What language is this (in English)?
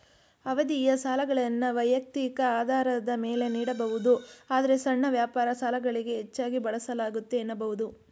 Kannada